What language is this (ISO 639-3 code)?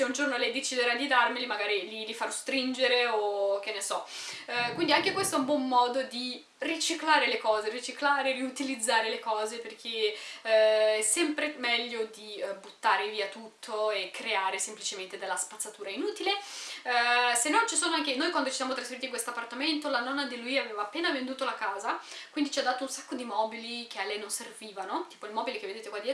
ita